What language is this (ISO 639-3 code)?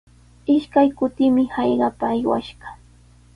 qws